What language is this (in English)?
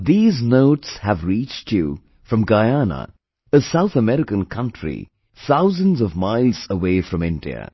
English